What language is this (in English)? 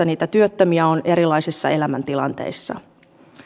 Finnish